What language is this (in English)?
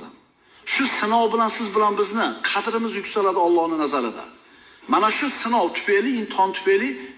Turkish